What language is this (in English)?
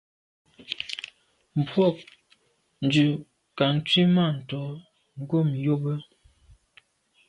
Medumba